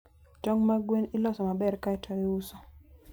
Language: Luo (Kenya and Tanzania)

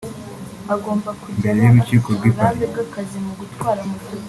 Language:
Kinyarwanda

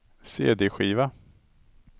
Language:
Swedish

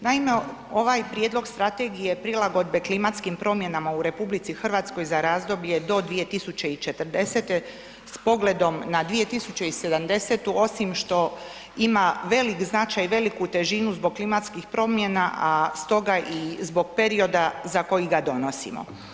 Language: Croatian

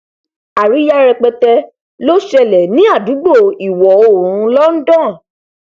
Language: Yoruba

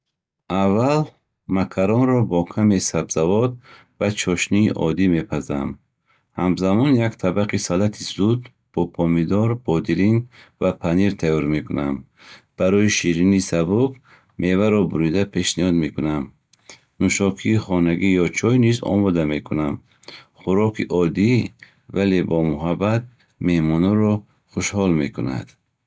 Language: Bukharic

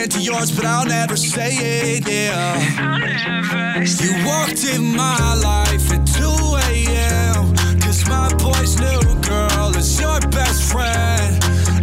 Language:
Italian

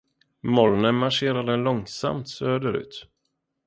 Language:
Swedish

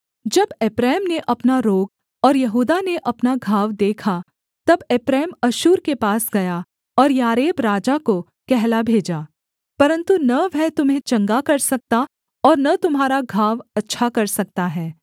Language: Hindi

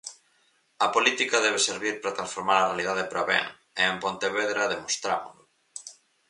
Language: Galician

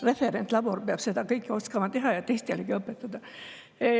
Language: Estonian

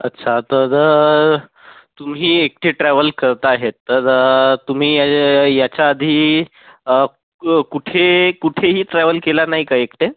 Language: Marathi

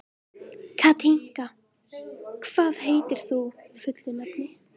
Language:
Icelandic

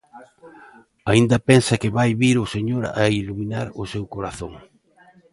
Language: Galician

